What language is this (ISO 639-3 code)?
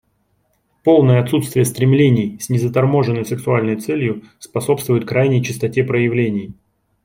rus